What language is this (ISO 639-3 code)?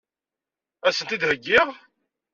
kab